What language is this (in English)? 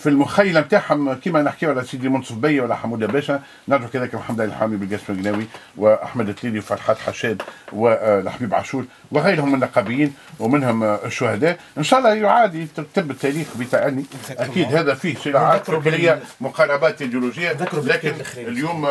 Arabic